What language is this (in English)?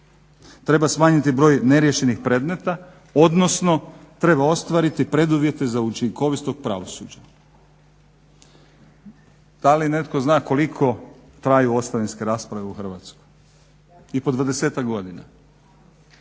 Croatian